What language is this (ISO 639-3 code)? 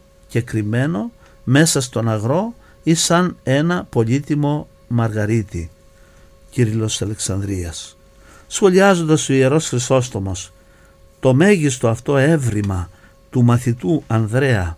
ell